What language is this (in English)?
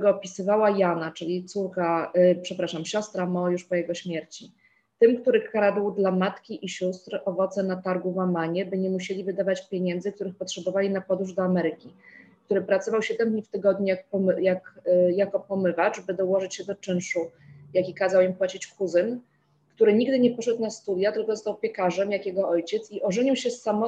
Polish